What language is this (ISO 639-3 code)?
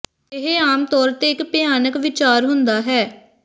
pan